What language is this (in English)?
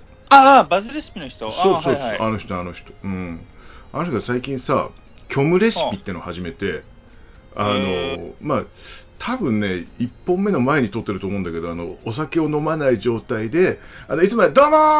Japanese